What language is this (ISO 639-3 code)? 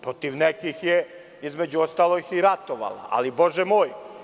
srp